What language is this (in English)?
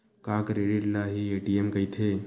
Chhattisgarhi